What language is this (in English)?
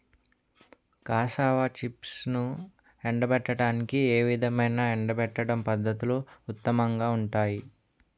Telugu